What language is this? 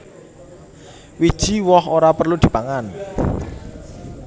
Javanese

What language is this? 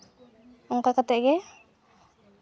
Santali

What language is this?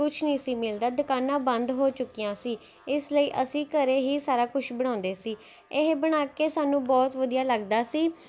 Punjabi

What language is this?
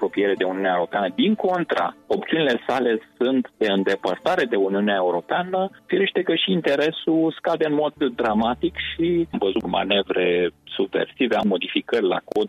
Romanian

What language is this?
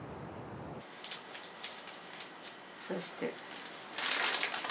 Japanese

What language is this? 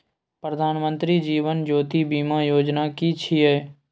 Maithili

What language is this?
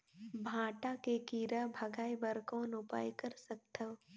Chhattisgarhi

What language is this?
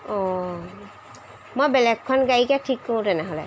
Assamese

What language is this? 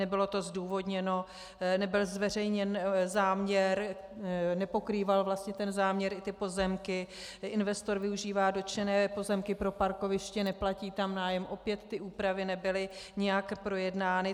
Czech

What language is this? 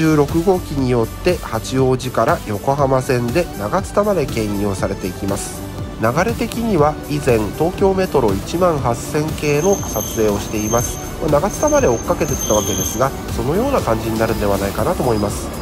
Japanese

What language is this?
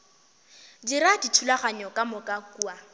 Northern Sotho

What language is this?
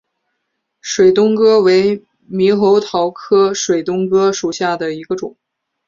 Chinese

